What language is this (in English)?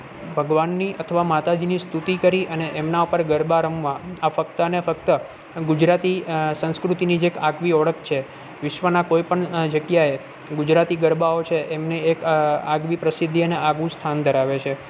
Gujarati